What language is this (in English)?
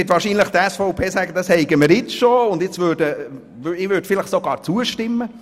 Swiss German